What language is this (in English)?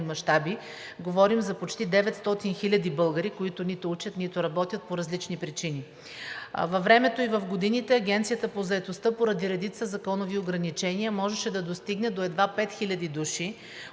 Bulgarian